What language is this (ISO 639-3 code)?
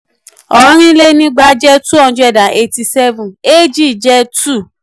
yor